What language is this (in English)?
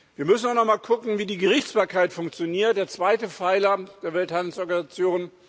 German